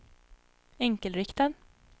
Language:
Swedish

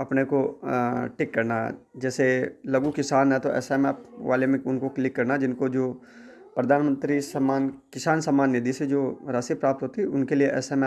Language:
Hindi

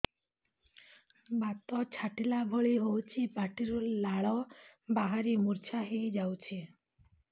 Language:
Odia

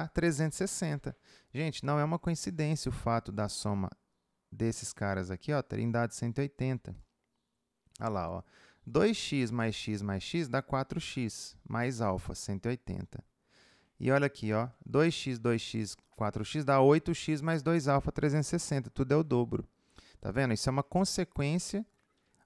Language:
Portuguese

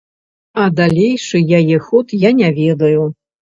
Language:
Belarusian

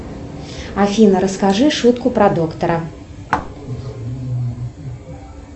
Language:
Russian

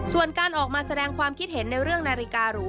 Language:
Thai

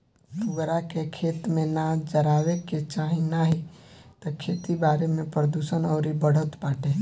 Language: Bhojpuri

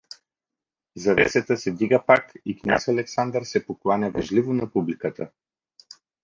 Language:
Bulgarian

